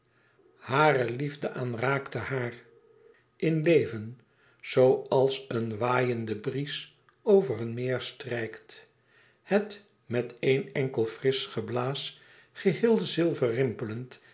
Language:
Dutch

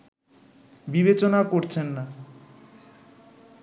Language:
Bangla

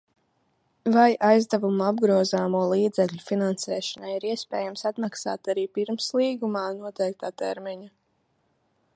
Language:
Latvian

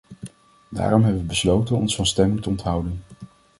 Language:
Dutch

